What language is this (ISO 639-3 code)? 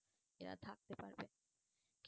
ben